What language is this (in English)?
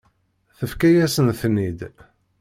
Kabyle